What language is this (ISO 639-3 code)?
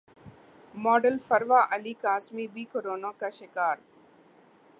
urd